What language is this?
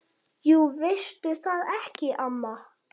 Icelandic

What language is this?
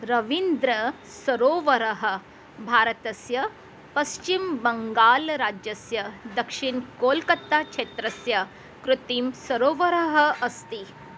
Sanskrit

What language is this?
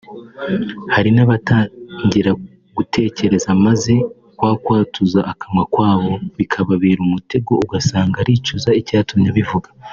Kinyarwanda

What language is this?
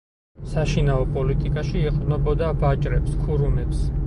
Georgian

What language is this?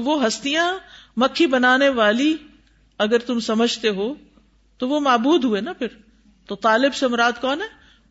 Urdu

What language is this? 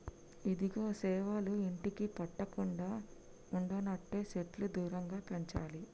Telugu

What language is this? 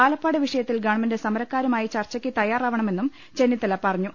Malayalam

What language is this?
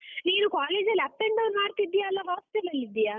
Kannada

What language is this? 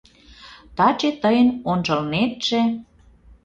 Mari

